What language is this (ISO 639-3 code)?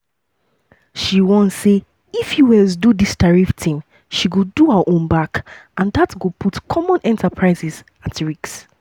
pcm